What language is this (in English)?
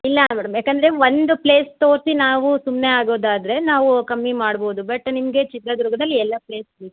Kannada